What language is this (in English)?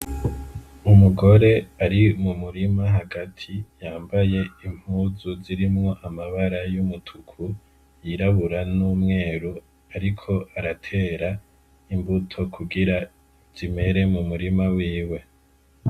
Rundi